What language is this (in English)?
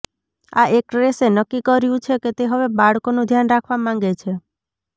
Gujarati